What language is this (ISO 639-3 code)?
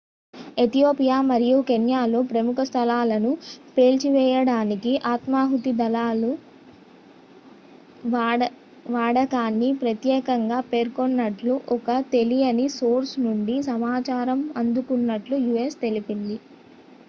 tel